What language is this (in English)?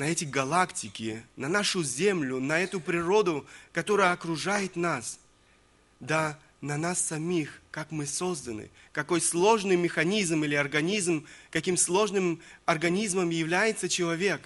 Russian